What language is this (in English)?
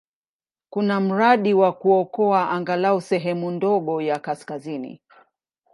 Swahili